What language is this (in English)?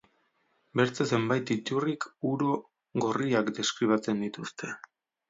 Basque